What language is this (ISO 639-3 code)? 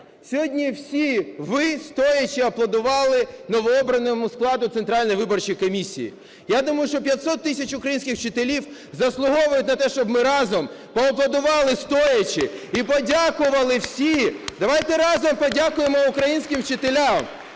ukr